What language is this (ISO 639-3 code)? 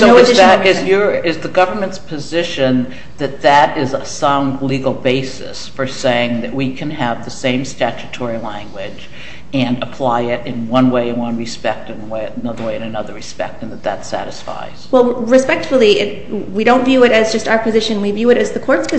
eng